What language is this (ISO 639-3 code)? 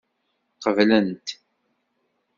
kab